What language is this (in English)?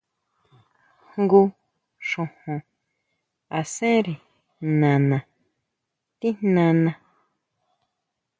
Huautla Mazatec